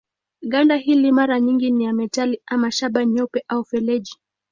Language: Swahili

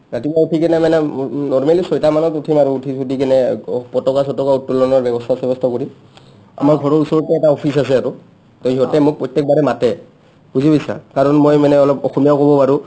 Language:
Assamese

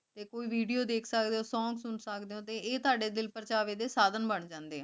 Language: Punjabi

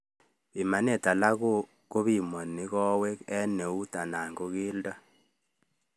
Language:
Kalenjin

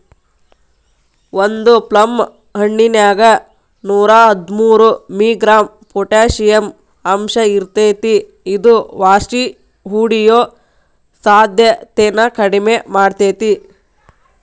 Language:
Kannada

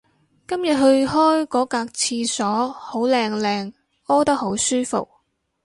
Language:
Cantonese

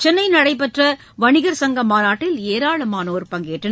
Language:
Tamil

